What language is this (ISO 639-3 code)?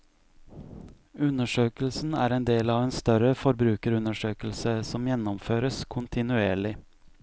nor